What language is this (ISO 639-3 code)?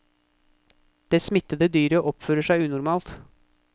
nor